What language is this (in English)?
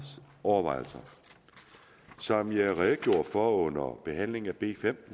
Danish